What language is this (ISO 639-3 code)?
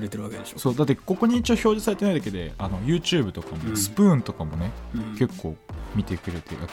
jpn